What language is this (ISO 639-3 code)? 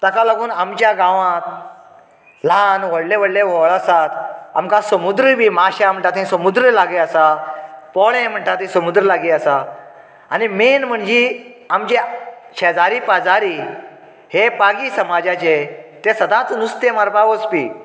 kok